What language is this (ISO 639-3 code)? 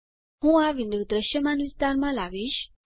guj